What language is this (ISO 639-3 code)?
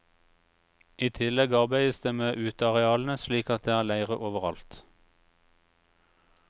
nor